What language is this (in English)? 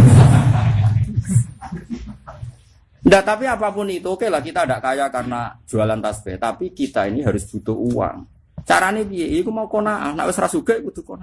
Indonesian